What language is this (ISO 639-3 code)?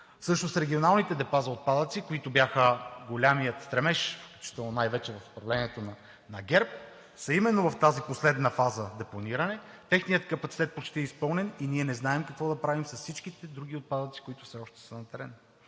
bul